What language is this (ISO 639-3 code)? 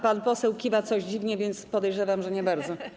pol